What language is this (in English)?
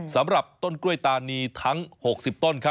Thai